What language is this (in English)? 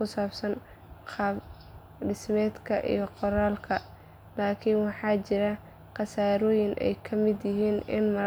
Somali